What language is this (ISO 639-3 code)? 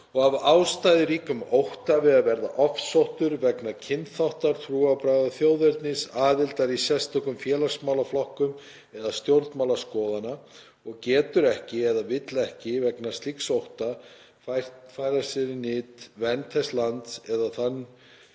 isl